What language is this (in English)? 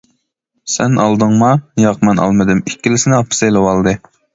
Uyghur